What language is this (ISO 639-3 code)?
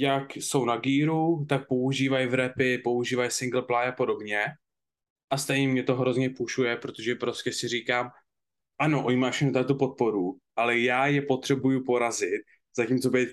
ces